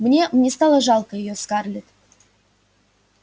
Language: Russian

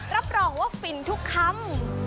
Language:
Thai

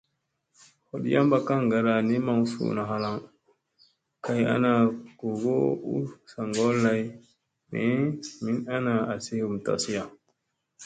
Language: Musey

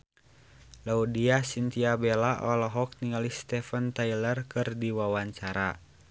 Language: Sundanese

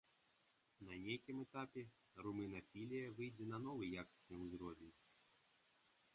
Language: Belarusian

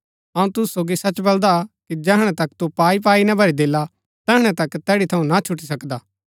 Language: Gaddi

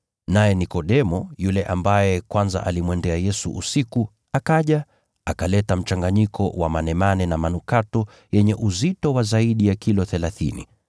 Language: Swahili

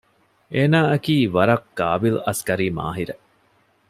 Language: Divehi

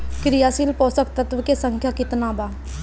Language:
Bhojpuri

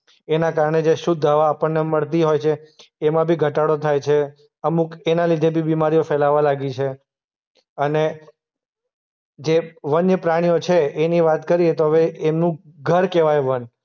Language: Gujarati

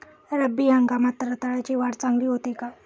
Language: Marathi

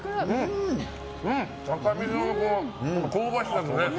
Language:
Japanese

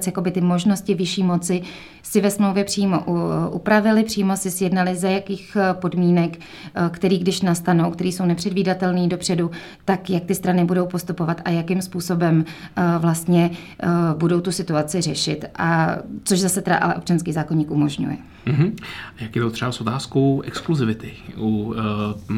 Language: Czech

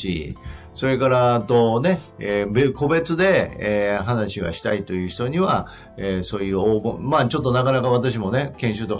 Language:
Japanese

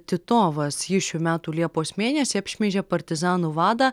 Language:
Lithuanian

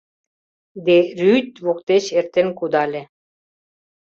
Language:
Mari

